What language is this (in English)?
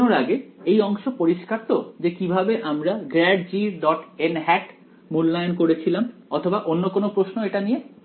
Bangla